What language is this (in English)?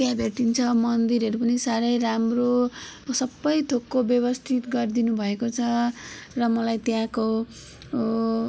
Nepali